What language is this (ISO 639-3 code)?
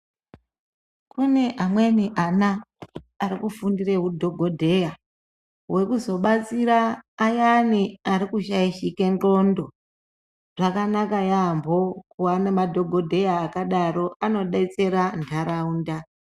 ndc